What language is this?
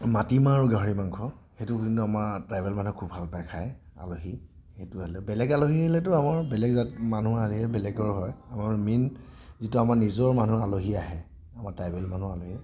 Assamese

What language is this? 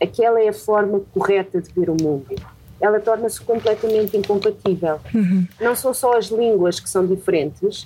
Portuguese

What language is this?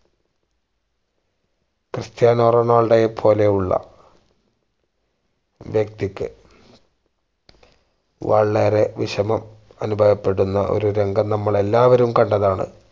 Malayalam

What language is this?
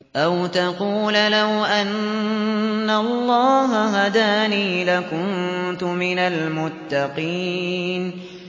Arabic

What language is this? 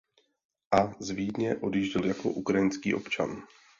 Czech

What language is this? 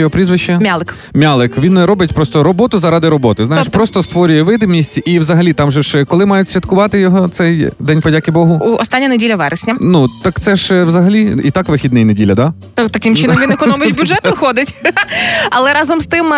Ukrainian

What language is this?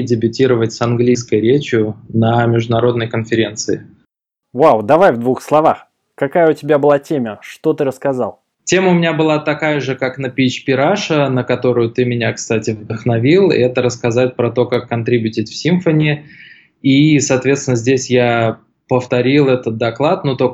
Russian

